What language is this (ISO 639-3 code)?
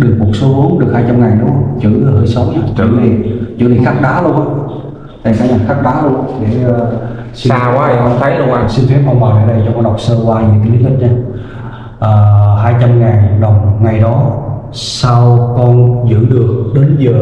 vie